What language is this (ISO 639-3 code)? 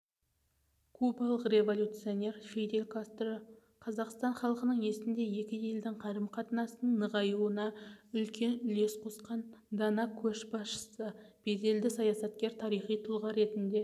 kaz